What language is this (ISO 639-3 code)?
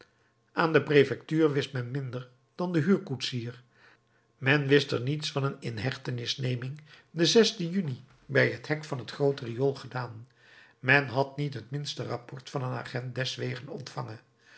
nld